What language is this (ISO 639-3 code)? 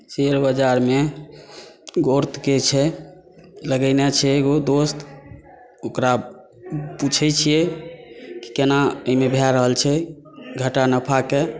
mai